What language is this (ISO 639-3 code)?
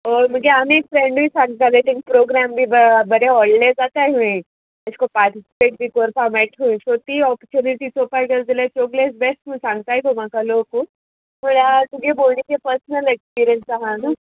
kok